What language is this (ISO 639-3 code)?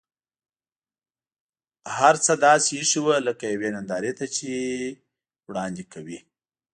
pus